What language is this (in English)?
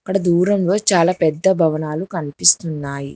Telugu